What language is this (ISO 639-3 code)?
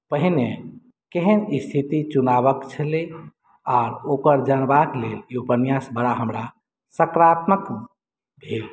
mai